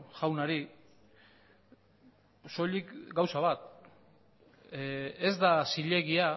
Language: Basque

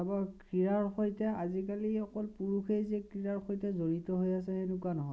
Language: Assamese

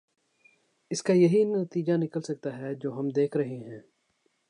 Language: Urdu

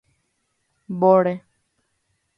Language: Guarani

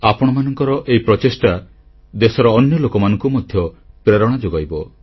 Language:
Odia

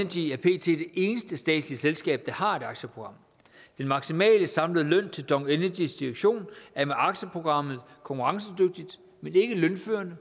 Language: Danish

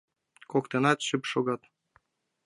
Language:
Mari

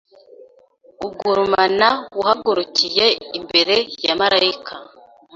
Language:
Kinyarwanda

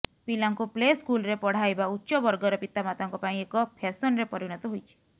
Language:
Odia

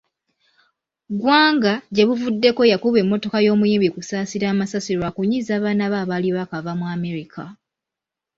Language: Ganda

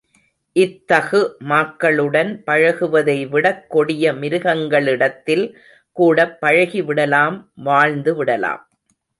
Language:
Tamil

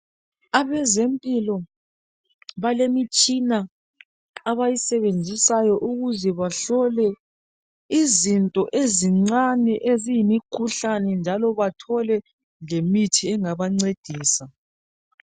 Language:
North Ndebele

